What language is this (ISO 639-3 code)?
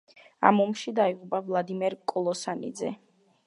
kat